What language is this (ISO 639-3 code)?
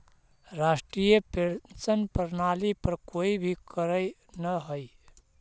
mag